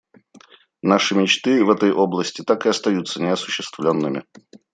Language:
Russian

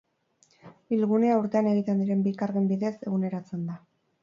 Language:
Basque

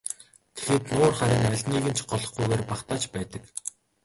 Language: Mongolian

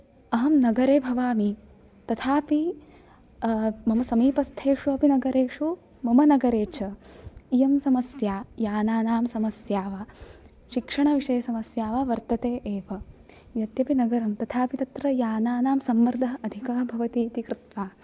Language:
Sanskrit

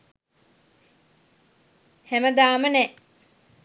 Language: Sinhala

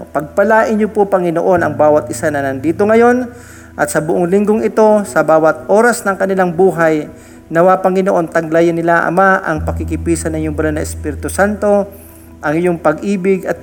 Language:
Filipino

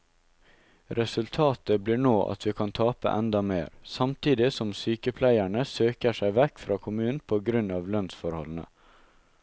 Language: Norwegian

